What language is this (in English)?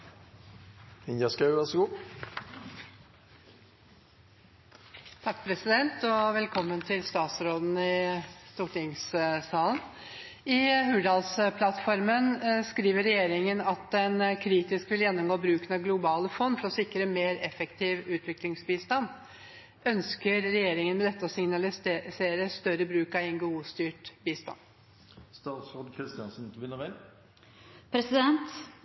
Norwegian